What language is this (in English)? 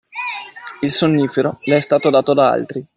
Italian